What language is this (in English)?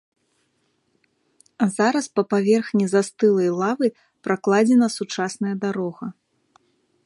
Belarusian